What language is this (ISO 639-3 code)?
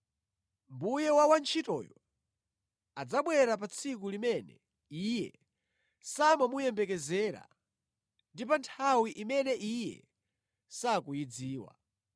nya